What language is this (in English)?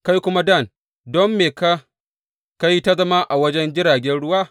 Hausa